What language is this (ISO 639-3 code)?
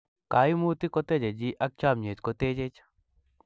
kln